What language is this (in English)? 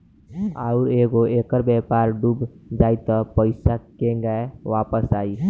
Bhojpuri